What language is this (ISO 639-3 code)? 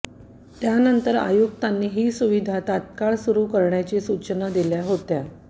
mar